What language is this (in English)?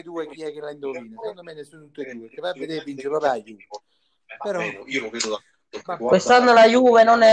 Italian